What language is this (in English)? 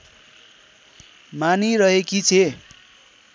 Nepali